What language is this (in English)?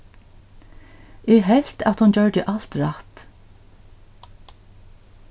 Faroese